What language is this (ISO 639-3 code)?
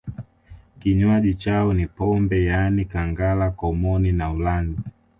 swa